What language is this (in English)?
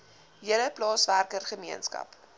Afrikaans